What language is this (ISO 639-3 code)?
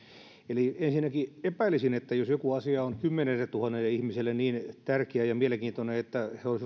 fin